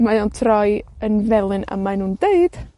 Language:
Welsh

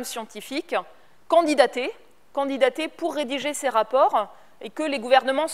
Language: French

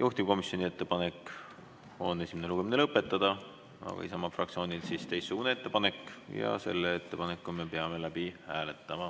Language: Estonian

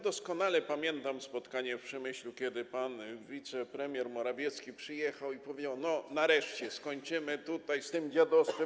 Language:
Polish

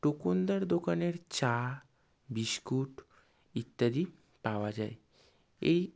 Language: Bangla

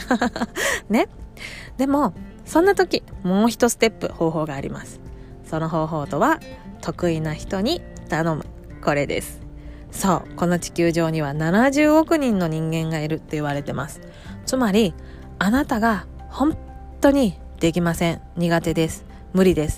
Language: Japanese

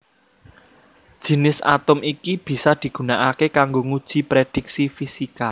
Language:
Javanese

